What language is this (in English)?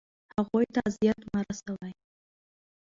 Pashto